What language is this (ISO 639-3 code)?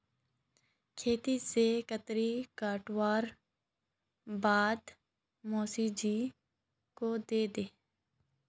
mag